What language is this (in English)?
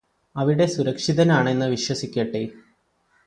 Malayalam